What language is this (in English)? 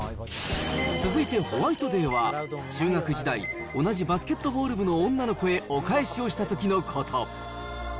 Japanese